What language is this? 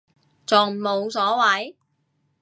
Cantonese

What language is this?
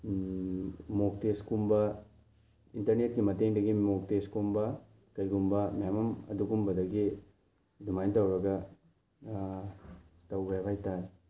Manipuri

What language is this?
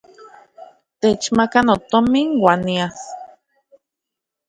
Central Puebla Nahuatl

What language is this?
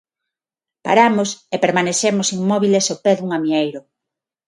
Galician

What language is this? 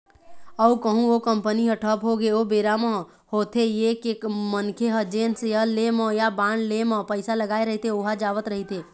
Chhattisgarhi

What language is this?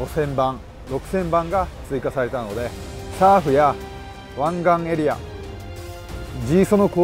Japanese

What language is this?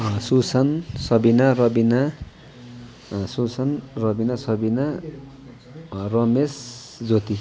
Nepali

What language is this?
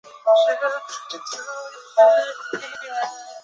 Chinese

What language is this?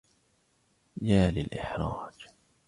Arabic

